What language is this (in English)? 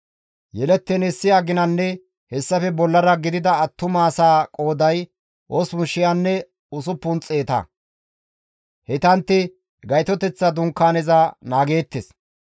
Gamo